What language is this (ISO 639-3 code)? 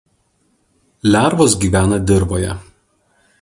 lit